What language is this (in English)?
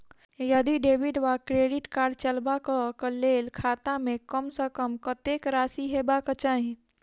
Maithili